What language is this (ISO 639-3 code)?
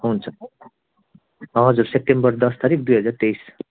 nep